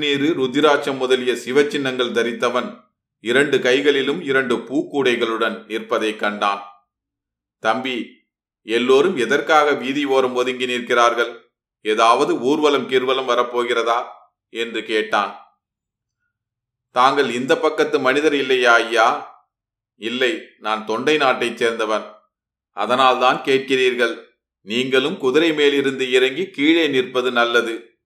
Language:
Tamil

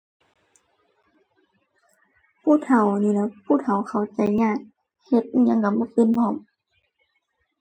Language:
Thai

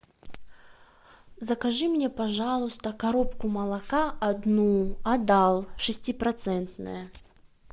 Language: Russian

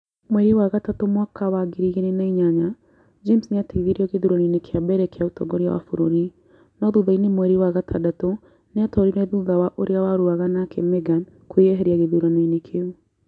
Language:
Kikuyu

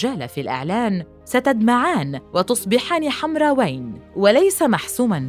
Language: Arabic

